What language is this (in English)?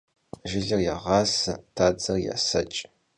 Kabardian